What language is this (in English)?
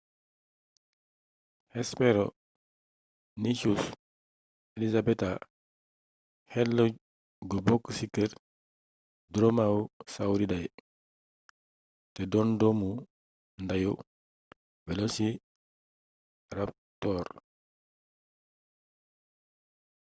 Wolof